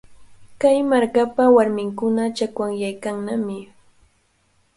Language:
Cajatambo North Lima Quechua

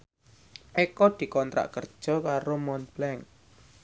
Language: Javanese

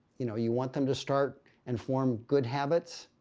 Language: English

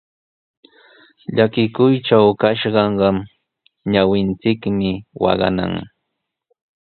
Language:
Sihuas Ancash Quechua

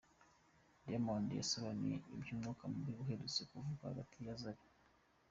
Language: Kinyarwanda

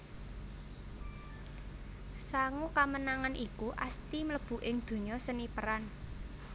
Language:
Javanese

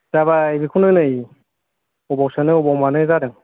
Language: Bodo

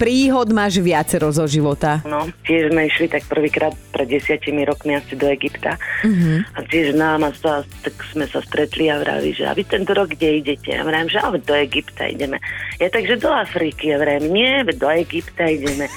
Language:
Slovak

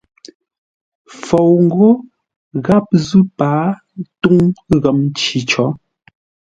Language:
Ngombale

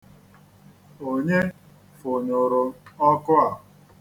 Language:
Igbo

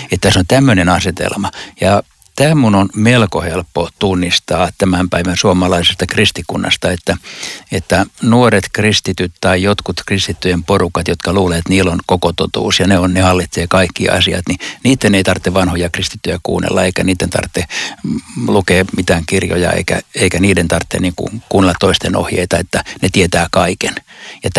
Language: Finnish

